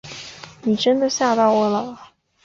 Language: Chinese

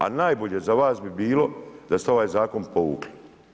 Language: Croatian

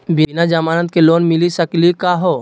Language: Magahi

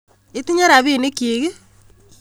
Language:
Kalenjin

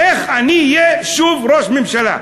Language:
Hebrew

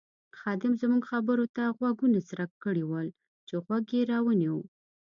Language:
Pashto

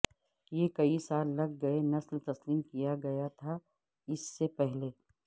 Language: Urdu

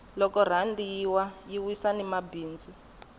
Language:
Tsonga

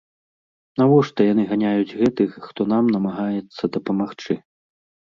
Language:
Belarusian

